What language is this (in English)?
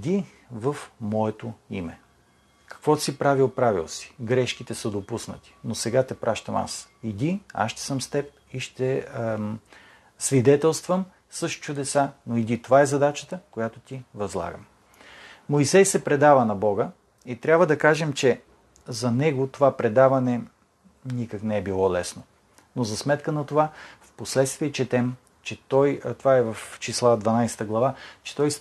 Bulgarian